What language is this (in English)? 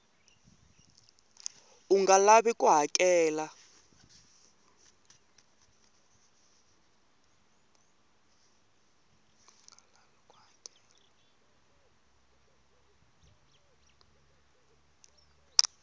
Tsonga